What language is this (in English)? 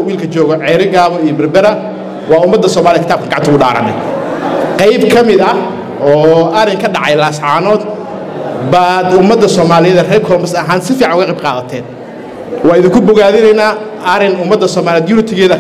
Arabic